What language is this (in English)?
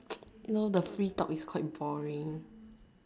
English